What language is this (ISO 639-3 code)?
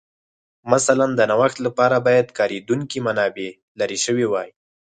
pus